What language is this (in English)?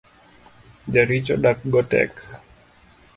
Luo (Kenya and Tanzania)